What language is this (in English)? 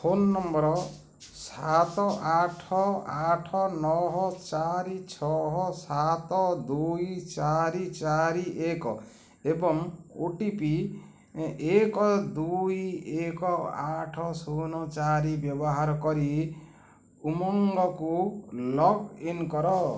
Odia